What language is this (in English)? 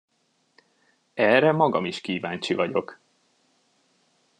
Hungarian